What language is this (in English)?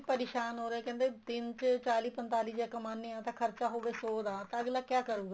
Punjabi